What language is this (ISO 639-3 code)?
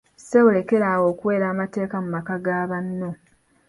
lug